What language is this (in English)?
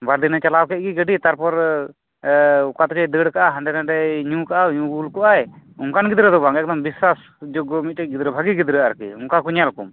Santali